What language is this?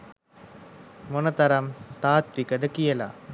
Sinhala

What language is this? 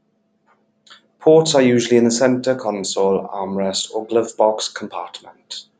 English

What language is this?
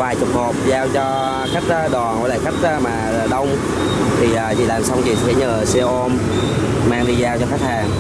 Vietnamese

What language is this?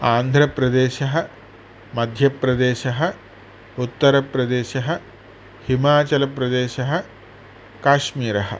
Sanskrit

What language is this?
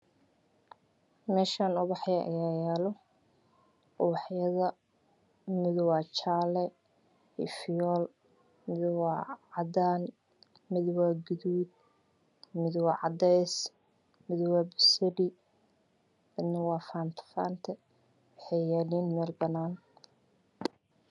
Somali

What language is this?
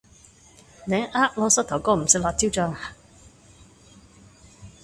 Cantonese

